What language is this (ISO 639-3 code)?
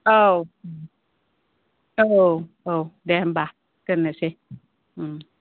brx